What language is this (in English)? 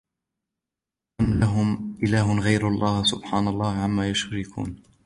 Arabic